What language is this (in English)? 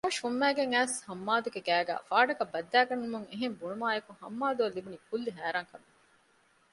Divehi